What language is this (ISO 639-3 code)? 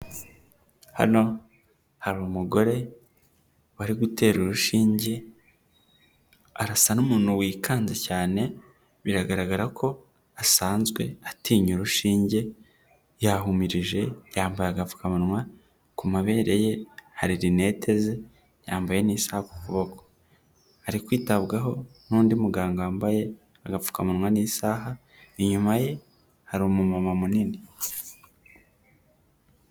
kin